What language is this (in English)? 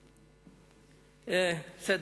Hebrew